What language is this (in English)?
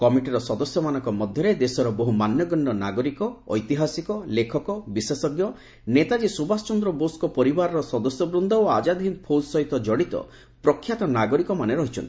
Odia